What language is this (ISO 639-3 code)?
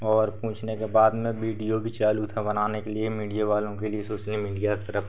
hin